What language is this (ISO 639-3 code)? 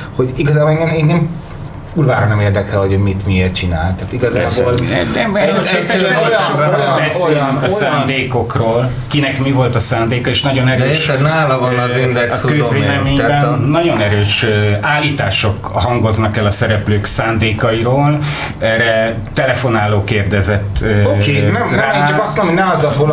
hun